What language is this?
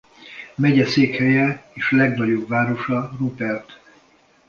Hungarian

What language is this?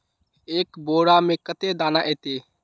Magahi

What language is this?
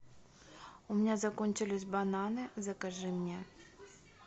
Russian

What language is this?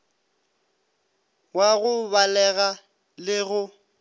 Northern Sotho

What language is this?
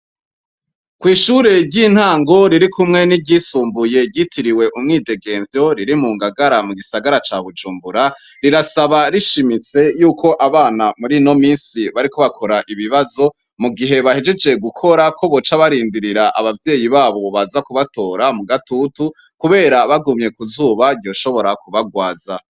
Rundi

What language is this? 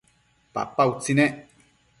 Matsés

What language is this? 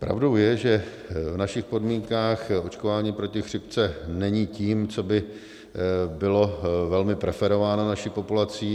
Czech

